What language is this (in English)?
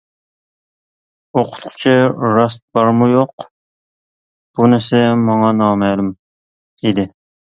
Uyghur